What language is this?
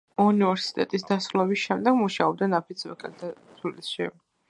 Georgian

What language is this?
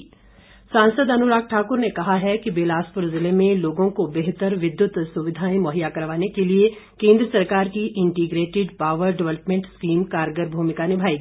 Hindi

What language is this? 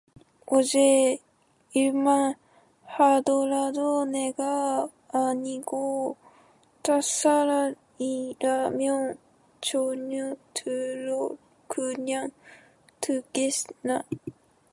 Korean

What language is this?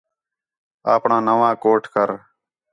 Khetrani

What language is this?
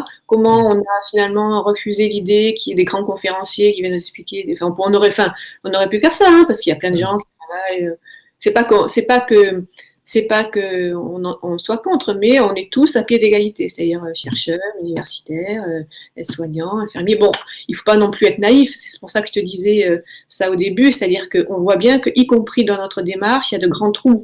French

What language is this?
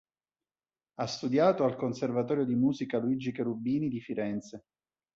Italian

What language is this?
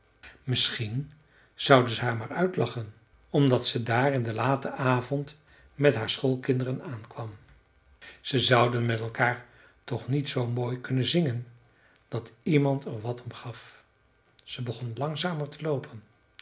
Dutch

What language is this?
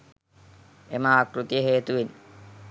Sinhala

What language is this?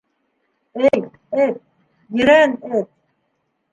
Bashkir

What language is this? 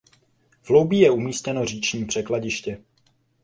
Czech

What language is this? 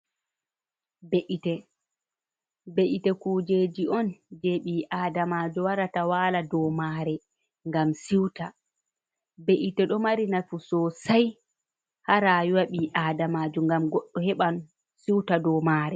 Fula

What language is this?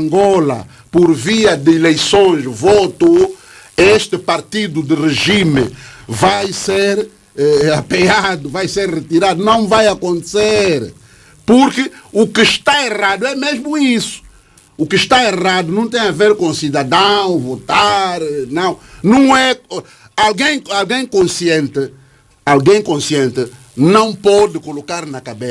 Portuguese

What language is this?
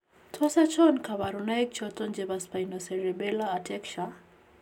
Kalenjin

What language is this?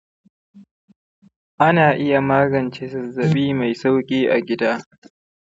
Hausa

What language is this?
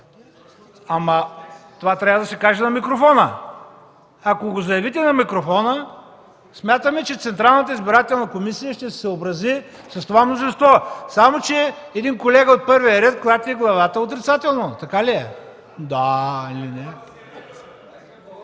Bulgarian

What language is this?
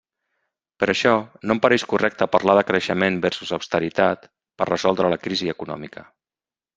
Catalan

